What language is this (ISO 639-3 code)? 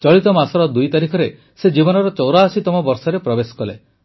ori